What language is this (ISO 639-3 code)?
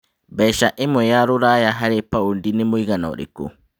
kik